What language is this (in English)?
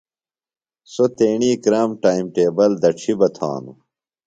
Phalura